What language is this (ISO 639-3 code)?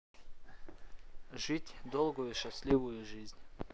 rus